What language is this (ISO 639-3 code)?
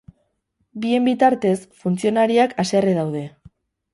eus